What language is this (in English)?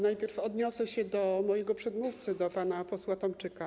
Polish